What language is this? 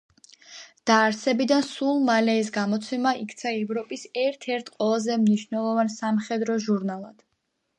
Georgian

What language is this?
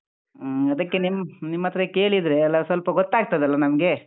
Kannada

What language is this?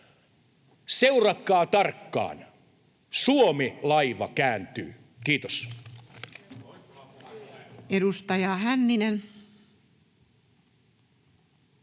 Finnish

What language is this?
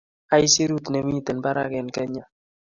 Kalenjin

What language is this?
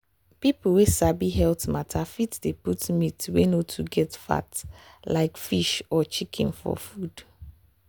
Nigerian Pidgin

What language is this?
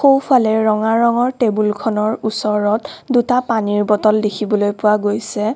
Assamese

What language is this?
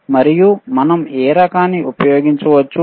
Telugu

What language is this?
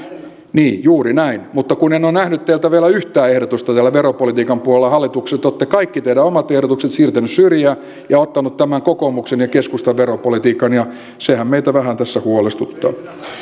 Finnish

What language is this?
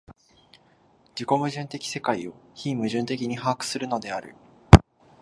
Japanese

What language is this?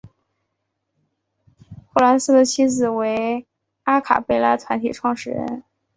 Chinese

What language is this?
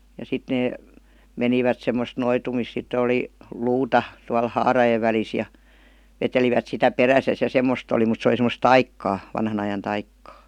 Finnish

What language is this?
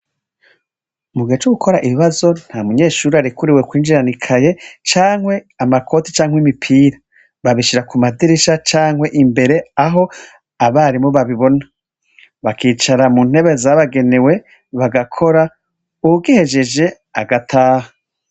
Rundi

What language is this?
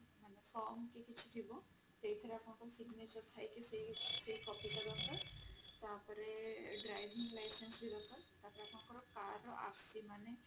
Odia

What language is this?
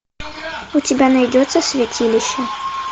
Russian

